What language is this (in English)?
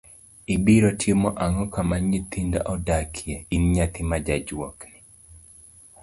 Luo (Kenya and Tanzania)